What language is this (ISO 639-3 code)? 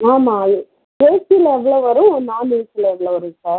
tam